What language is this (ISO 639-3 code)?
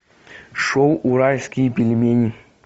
rus